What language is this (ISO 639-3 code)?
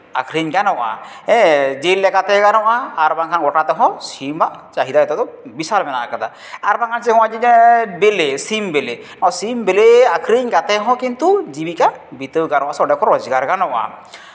sat